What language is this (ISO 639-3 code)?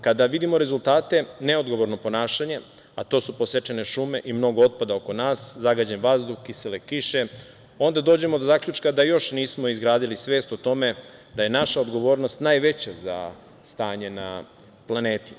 srp